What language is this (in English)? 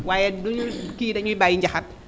Wolof